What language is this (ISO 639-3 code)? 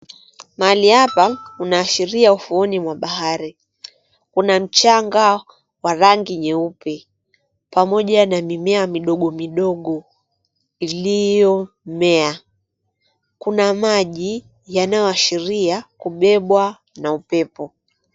swa